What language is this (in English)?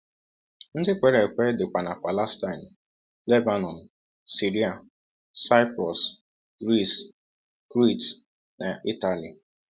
Igbo